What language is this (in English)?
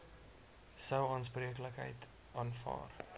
Afrikaans